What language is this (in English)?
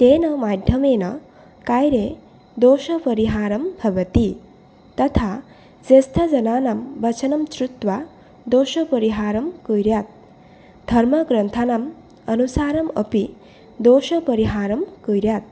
Sanskrit